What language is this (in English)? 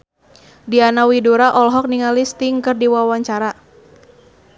Sundanese